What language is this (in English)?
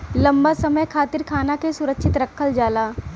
Bhojpuri